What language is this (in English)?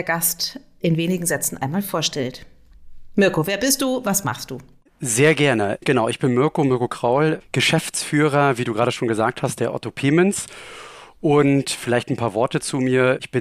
German